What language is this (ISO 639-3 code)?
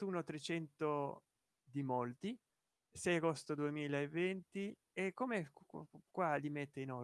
ita